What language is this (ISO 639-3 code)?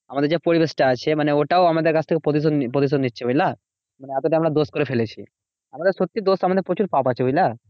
ben